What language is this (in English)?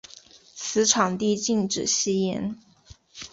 Chinese